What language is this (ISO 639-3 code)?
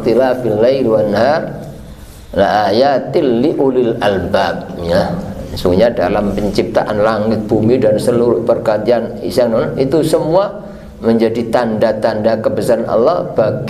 ind